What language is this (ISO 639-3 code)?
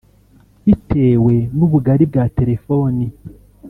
kin